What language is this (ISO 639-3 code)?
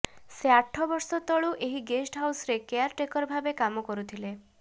ori